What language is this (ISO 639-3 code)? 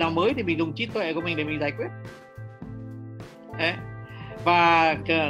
vie